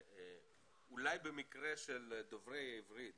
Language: Hebrew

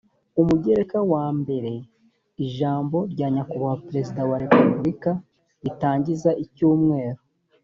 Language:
Kinyarwanda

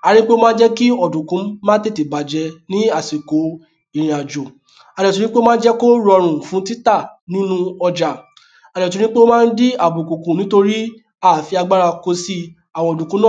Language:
Yoruba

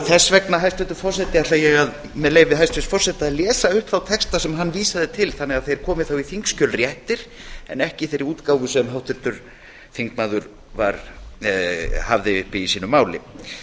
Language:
Icelandic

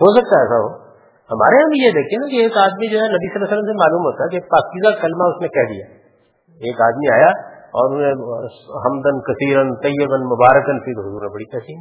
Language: Urdu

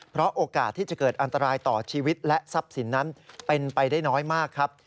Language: Thai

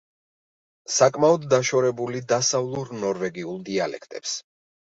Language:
Georgian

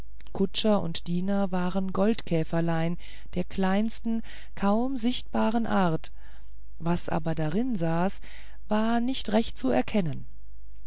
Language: German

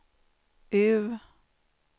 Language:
Swedish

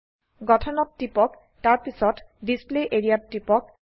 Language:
Assamese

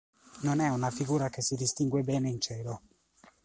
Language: Italian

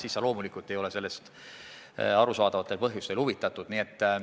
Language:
Estonian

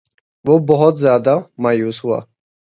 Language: Urdu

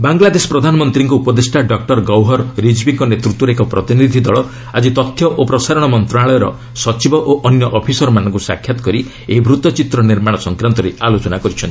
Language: Odia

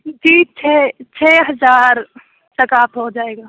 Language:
Urdu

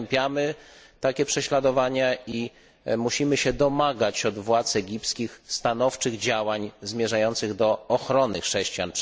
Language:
Polish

